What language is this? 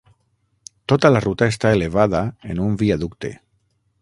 Catalan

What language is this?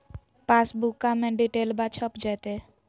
Magahi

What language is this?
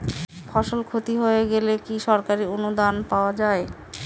Bangla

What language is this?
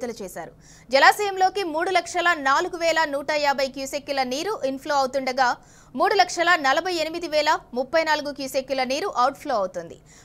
Telugu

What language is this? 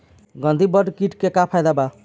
Bhojpuri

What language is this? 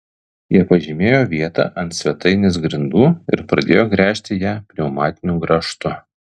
Lithuanian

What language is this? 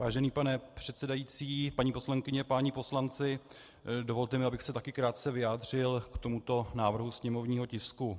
Czech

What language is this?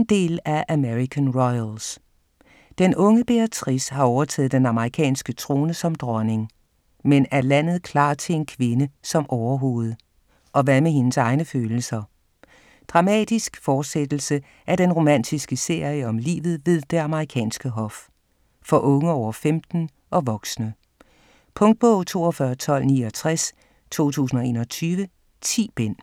Danish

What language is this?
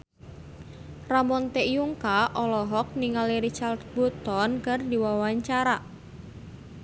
Sundanese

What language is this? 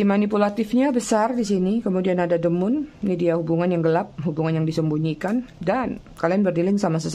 Indonesian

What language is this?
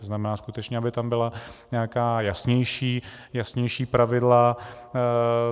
Czech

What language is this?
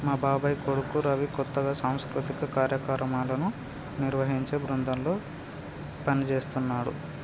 Telugu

